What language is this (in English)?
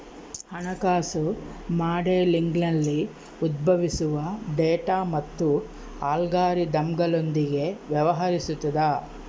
Kannada